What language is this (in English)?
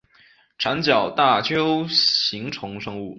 Chinese